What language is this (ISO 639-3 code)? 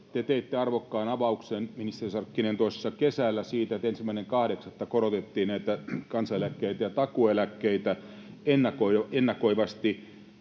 fin